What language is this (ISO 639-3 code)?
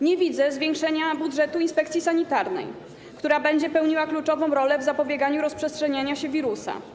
pol